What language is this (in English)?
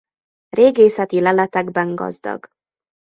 Hungarian